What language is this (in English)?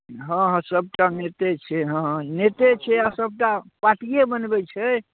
Maithili